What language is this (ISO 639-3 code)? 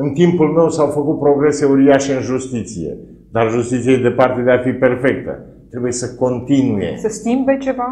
ron